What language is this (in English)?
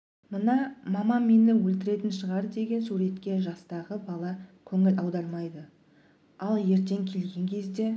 Kazakh